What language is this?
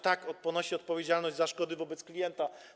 Polish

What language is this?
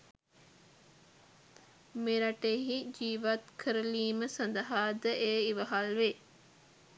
Sinhala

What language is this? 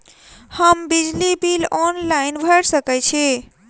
Maithili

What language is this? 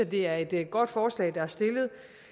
Danish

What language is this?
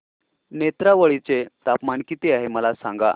Marathi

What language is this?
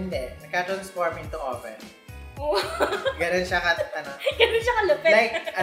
Filipino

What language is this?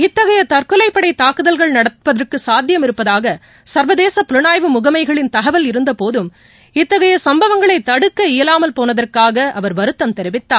Tamil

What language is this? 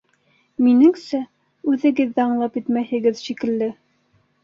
Bashkir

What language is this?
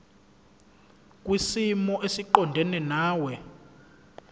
Zulu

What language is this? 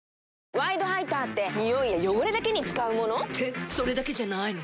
Japanese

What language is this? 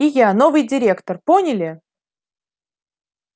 Russian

